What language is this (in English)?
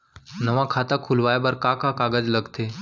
Chhattisgarhi